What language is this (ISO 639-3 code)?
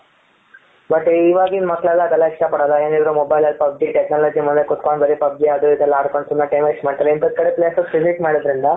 kan